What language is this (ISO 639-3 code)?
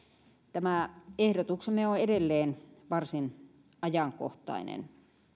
fin